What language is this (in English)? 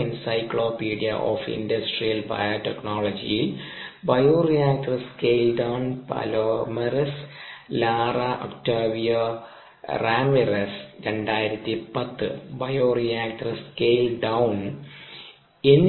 Malayalam